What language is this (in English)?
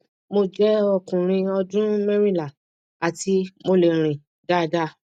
Yoruba